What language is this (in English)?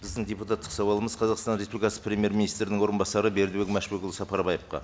Kazakh